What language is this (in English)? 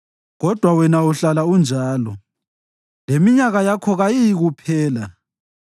North Ndebele